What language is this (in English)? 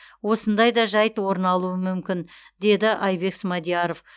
Kazakh